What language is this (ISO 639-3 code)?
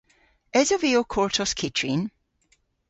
cor